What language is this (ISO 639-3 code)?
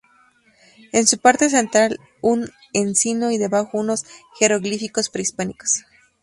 spa